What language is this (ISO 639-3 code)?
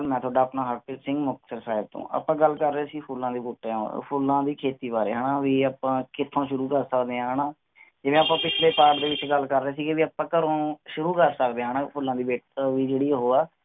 pan